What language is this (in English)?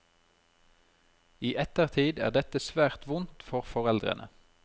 Norwegian